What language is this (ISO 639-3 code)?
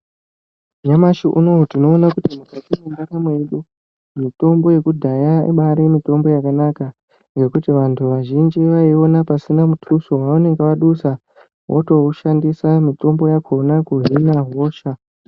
ndc